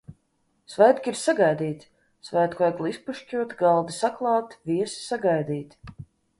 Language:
Latvian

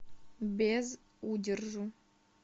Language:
Russian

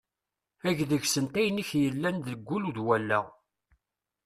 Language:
Kabyle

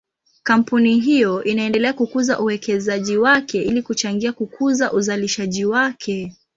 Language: Swahili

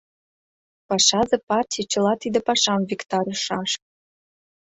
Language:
Mari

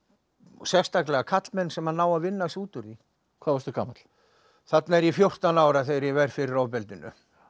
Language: Icelandic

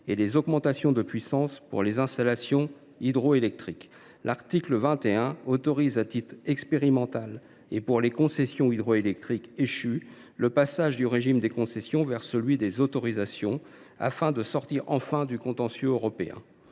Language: French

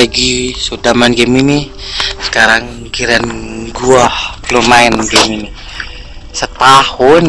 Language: Indonesian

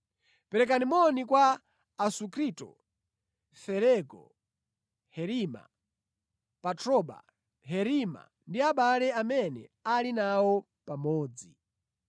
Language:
Nyanja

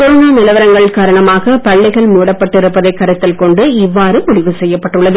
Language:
Tamil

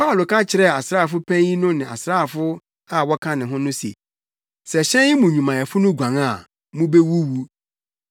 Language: Akan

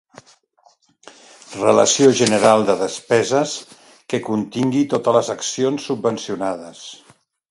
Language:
Catalan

